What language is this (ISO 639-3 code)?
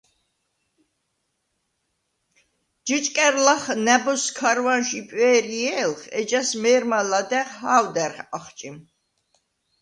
sva